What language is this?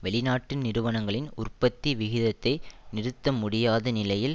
Tamil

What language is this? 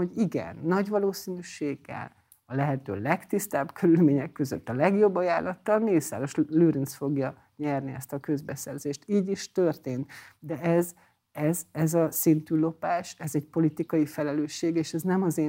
Hungarian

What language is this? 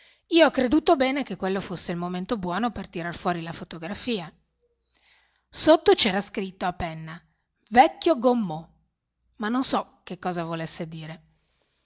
Italian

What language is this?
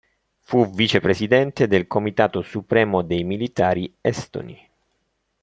Italian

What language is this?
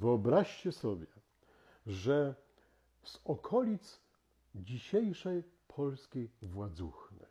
Polish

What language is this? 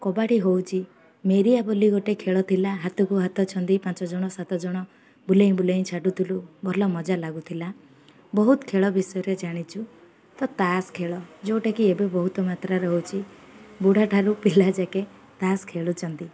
Odia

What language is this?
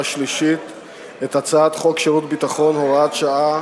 Hebrew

